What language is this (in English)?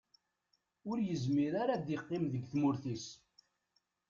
Kabyle